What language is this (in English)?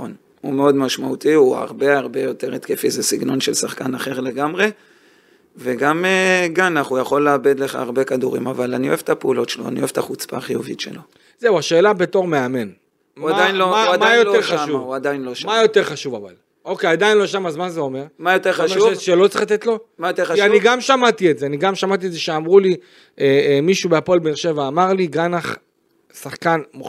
Hebrew